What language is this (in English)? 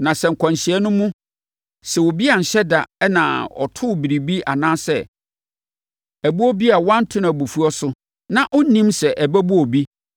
Akan